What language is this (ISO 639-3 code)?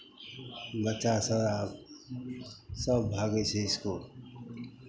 mai